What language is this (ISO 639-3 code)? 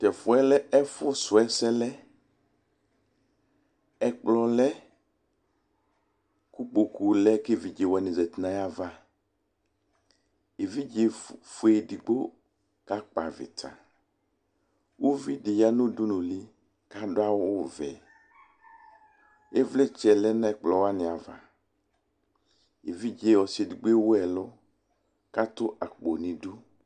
kpo